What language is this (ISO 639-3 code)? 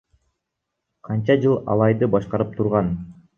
kir